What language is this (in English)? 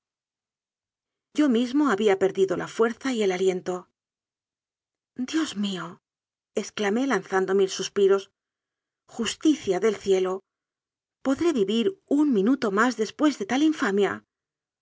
Spanish